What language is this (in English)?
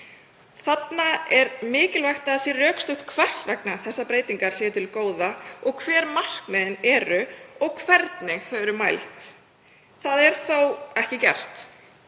Icelandic